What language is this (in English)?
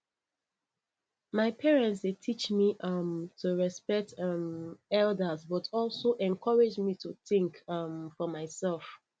Nigerian Pidgin